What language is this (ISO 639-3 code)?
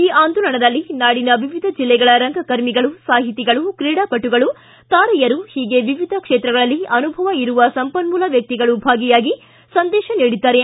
kan